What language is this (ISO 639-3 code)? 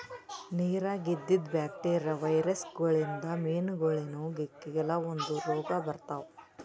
kan